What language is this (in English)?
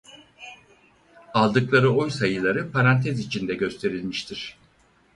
Turkish